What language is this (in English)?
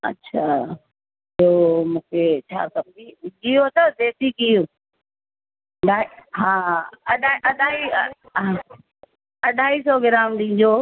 Sindhi